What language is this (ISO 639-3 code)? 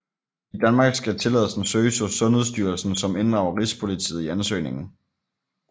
dan